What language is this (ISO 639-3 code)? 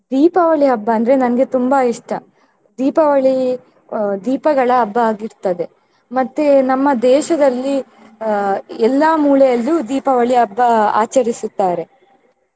kan